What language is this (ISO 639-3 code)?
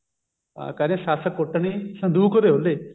pan